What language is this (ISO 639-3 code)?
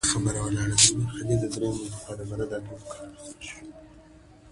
pus